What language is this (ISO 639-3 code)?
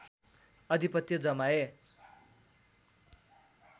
nep